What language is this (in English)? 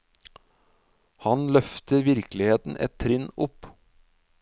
Norwegian